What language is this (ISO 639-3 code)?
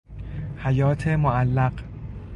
fas